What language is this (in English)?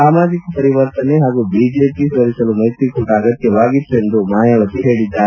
Kannada